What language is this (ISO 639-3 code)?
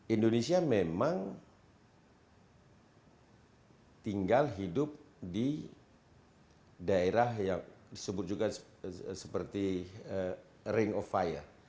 ind